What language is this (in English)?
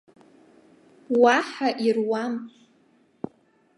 Abkhazian